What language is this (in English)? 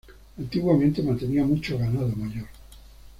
Spanish